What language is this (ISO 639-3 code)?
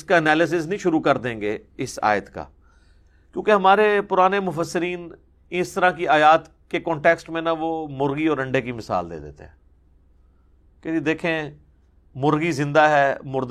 urd